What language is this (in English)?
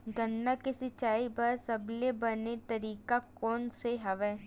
Chhattisgarhi